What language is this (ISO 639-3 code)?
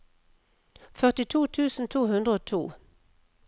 nor